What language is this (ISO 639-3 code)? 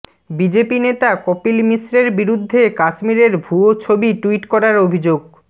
ben